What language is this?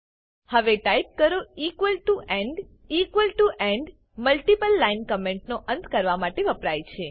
Gujarati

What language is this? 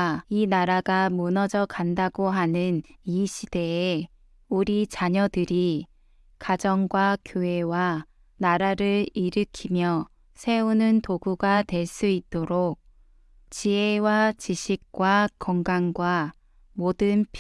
Korean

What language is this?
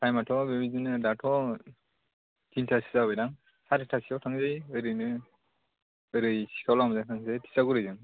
Bodo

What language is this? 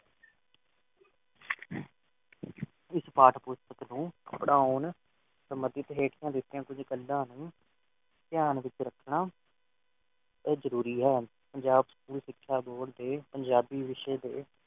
Punjabi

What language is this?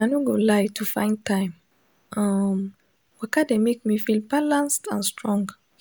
Nigerian Pidgin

